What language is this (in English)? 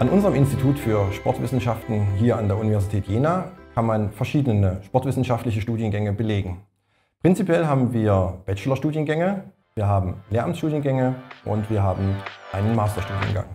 German